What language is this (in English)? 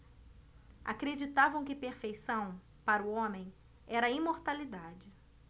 Portuguese